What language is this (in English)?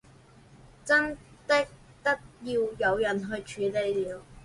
Chinese